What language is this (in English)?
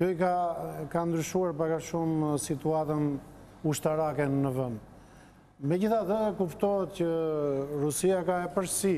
Romanian